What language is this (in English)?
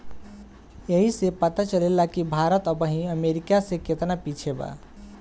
Bhojpuri